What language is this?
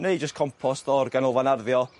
Welsh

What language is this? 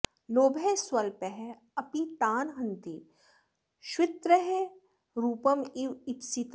Sanskrit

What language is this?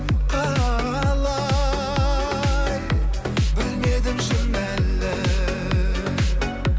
Kazakh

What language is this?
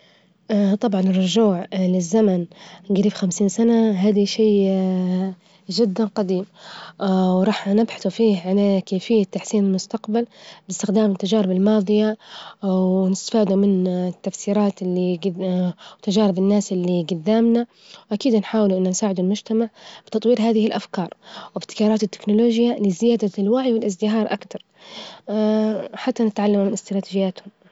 Libyan Arabic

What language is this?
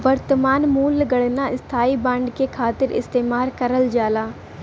Bhojpuri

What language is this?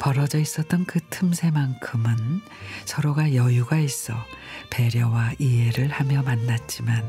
Korean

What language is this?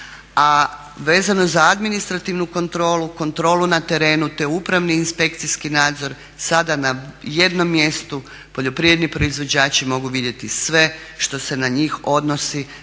Croatian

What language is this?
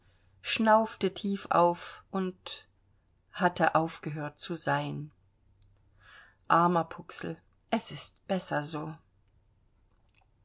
German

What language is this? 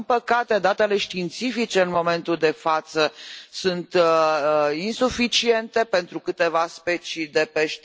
Romanian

